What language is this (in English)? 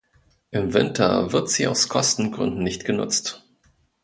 German